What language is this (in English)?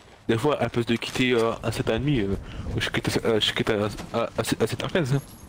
French